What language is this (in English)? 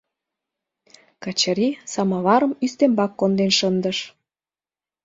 Mari